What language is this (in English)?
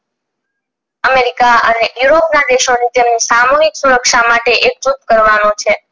Gujarati